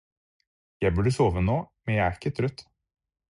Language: Norwegian Bokmål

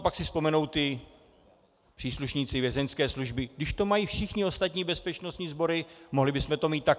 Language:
Czech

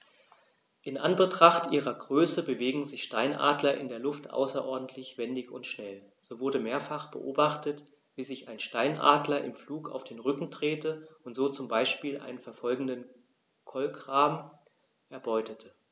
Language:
German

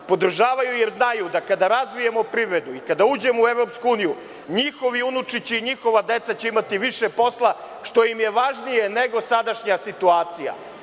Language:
Serbian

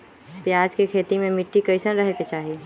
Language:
Magahi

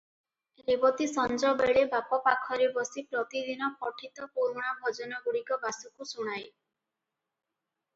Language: Odia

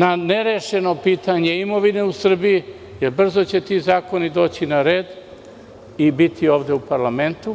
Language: Serbian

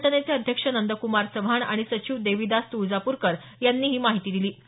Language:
Marathi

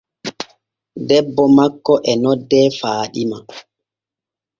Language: Borgu Fulfulde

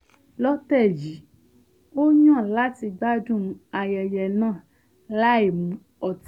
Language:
Yoruba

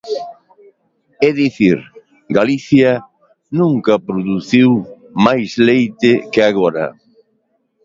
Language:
Galician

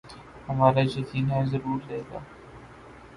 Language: Urdu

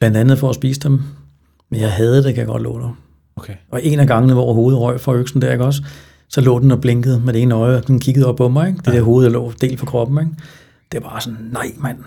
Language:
Danish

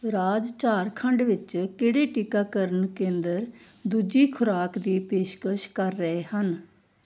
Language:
Punjabi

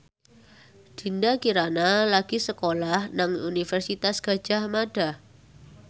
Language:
Javanese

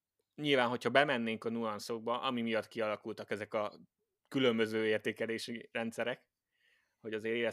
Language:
Hungarian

